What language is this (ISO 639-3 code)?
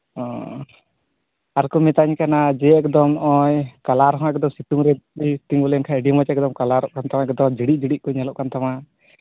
sat